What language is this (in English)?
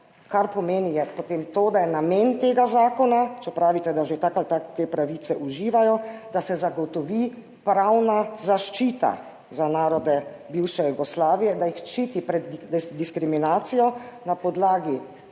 Slovenian